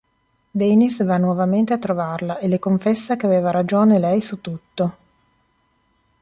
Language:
Italian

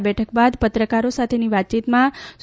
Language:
Gujarati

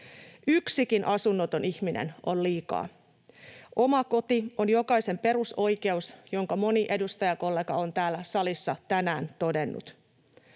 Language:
Finnish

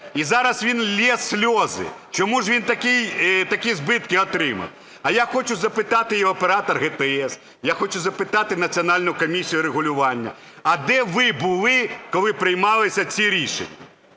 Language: Ukrainian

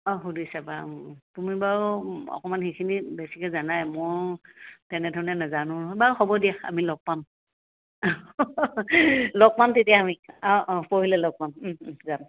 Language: Assamese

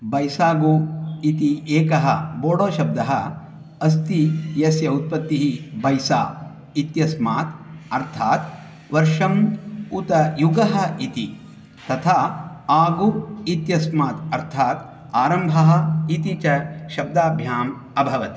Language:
Sanskrit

